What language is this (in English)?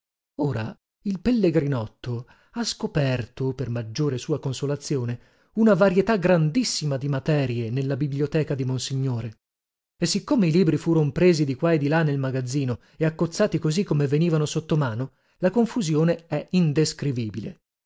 Italian